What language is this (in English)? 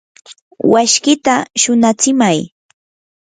Yanahuanca Pasco Quechua